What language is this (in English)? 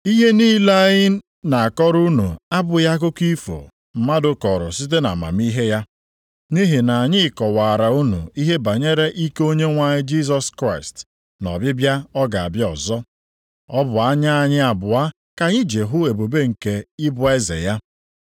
Igbo